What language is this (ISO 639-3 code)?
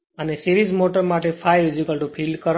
guj